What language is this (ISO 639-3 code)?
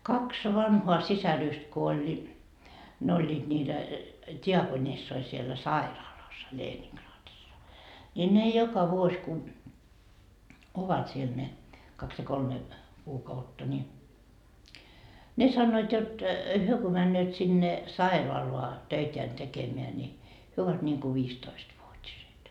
fin